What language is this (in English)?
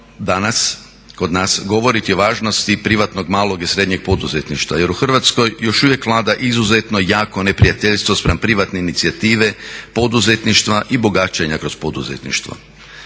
Croatian